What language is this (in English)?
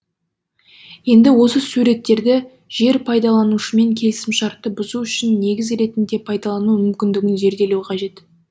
Kazakh